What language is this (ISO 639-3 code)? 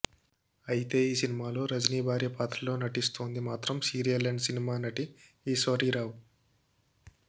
tel